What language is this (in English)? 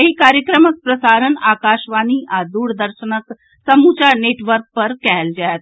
Maithili